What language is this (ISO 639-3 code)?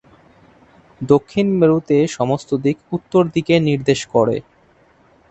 ben